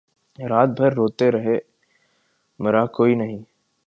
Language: Urdu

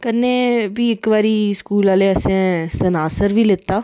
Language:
Dogri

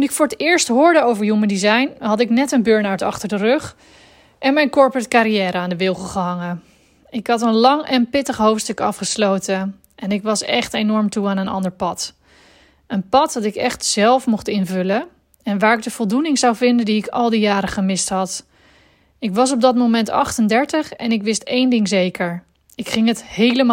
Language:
Dutch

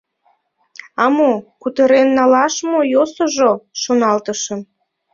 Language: Mari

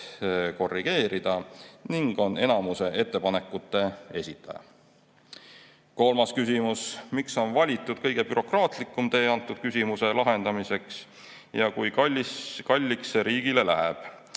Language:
Estonian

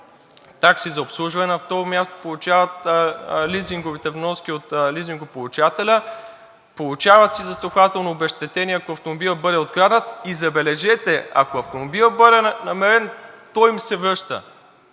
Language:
Bulgarian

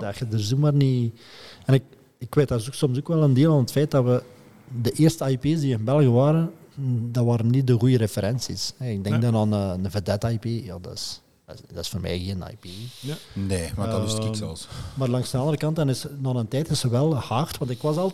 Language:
Dutch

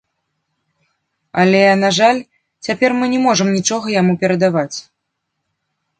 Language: Belarusian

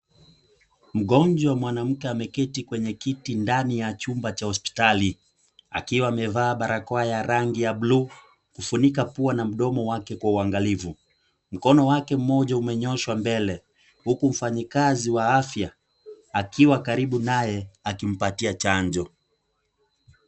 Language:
Swahili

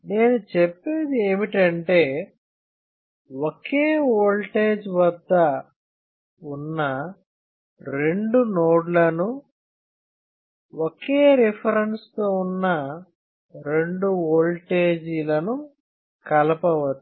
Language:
Telugu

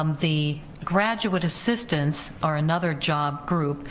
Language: English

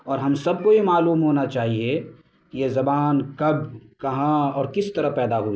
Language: Urdu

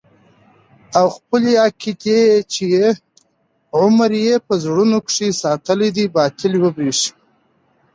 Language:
Pashto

